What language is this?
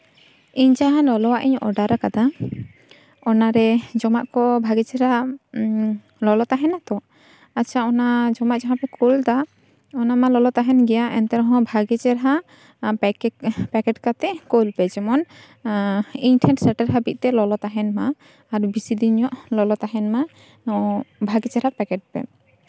Santali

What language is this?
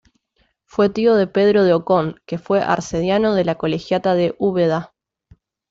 Spanish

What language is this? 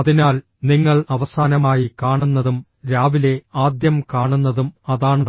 Malayalam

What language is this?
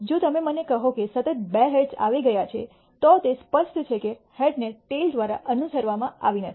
Gujarati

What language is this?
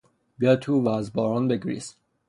Persian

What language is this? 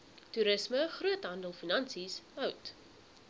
Afrikaans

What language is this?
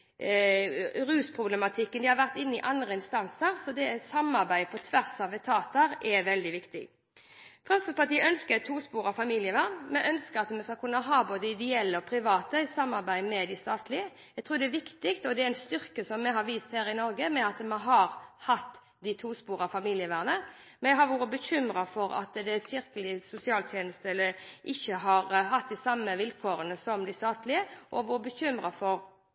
Norwegian Bokmål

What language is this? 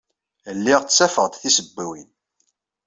Kabyle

